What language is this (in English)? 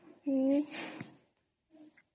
Odia